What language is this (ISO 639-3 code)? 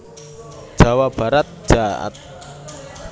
jav